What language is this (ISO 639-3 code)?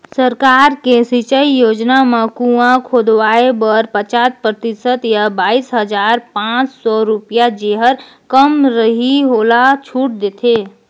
hne